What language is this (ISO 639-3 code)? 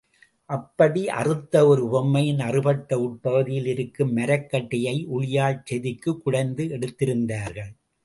tam